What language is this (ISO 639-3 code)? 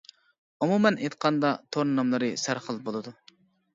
uig